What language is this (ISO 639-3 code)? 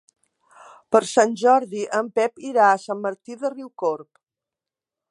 cat